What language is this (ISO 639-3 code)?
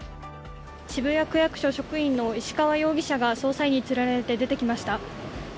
jpn